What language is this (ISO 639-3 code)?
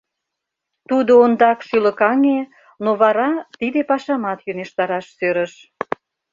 chm